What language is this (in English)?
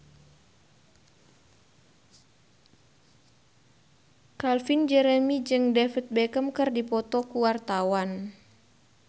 Sundanese